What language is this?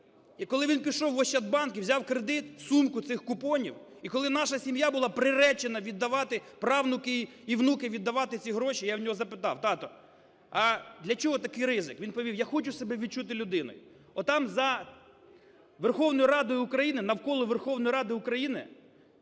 Ukrainian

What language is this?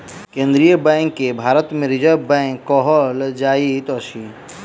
Maithili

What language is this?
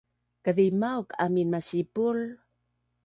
Bunun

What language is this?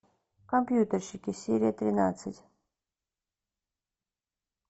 Russian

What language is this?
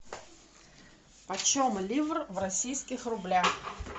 Russian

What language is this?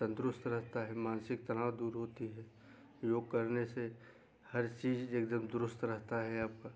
Hindi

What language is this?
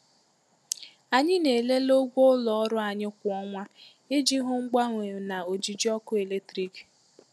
Igbo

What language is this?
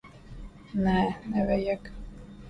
Latvian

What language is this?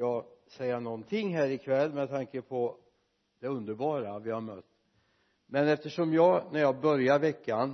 Swedish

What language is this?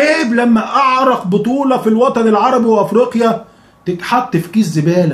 Arabic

